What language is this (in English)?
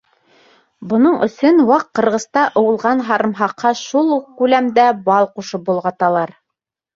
Bashkir